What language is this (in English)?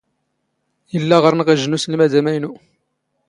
Standard Moroccan Tamazight